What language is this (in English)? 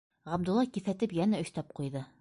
Bashkir